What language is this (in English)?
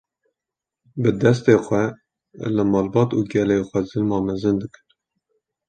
Kurdish